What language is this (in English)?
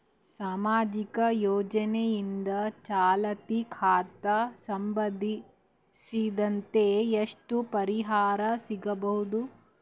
Kannada